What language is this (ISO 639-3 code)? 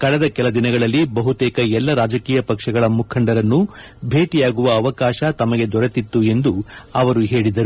kan